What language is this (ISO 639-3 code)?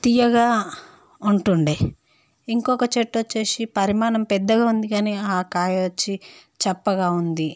tel